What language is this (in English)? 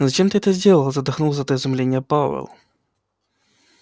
Russian